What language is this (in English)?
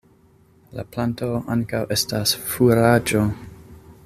Esperanto